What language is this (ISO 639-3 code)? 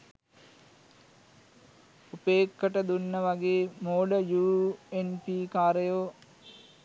sin